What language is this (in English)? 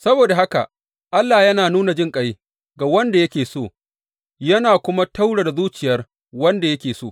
Hausa